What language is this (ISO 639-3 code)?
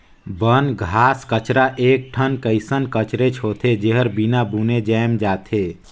hne